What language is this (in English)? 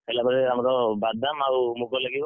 Odia